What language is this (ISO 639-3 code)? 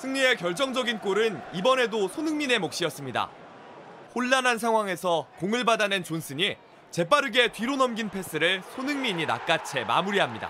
kor